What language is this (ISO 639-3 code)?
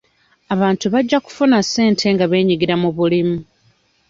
lug